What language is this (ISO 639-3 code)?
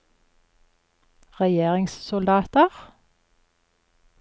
nor